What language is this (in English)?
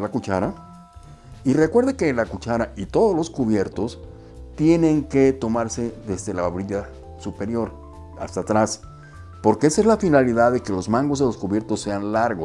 Spanish